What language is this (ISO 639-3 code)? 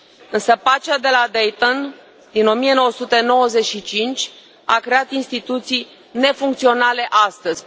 ron